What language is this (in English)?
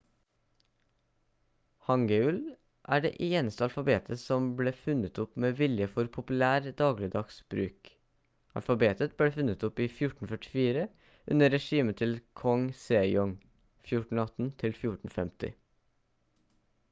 Norwegian Bokmål